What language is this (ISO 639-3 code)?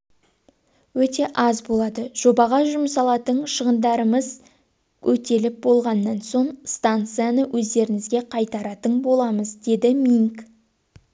kaz